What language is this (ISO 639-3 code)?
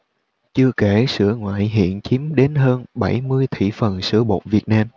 vie